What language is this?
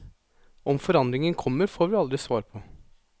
Norwegian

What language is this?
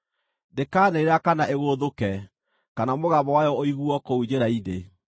Kikuyu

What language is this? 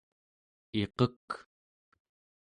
Central Yupik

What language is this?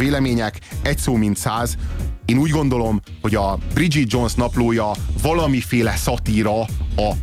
Hungarian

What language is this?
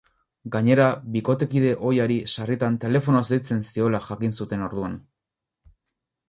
Basque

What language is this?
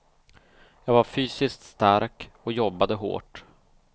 Swedish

